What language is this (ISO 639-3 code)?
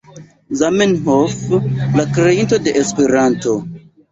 epo